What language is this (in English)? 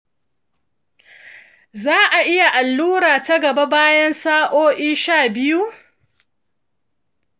Hausa